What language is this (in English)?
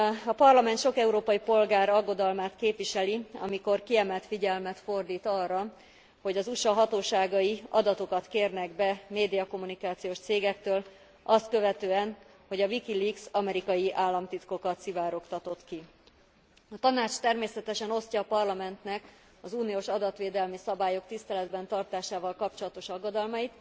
Hungarian